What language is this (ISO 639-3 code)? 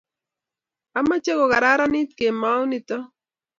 kln